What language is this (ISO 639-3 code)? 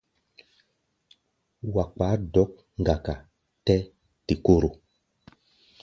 gba